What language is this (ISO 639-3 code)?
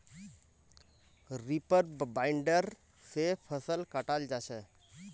mag